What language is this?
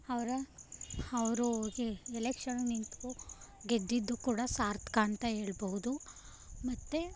Kannada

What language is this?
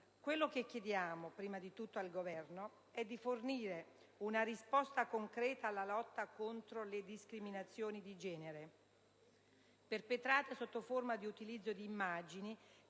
Italian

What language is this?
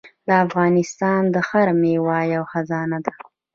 Pashto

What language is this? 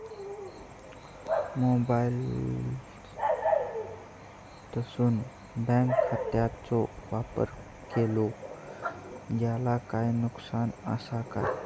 Marathi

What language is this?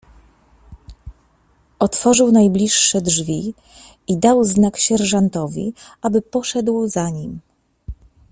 Polish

